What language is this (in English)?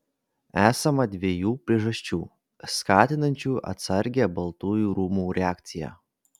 Lithuanian